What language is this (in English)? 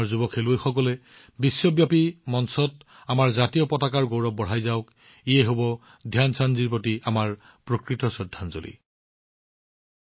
Assamese